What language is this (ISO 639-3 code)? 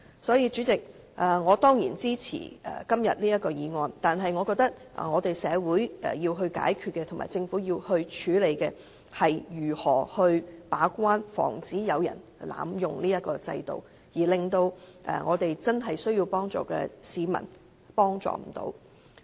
yue